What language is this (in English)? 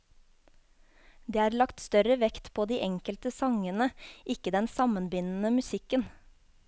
Norwegian